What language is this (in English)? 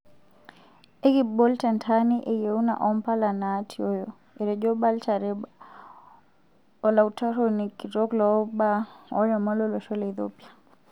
Masai